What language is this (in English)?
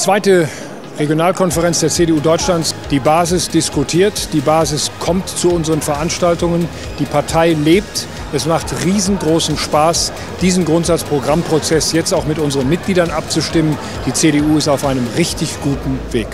German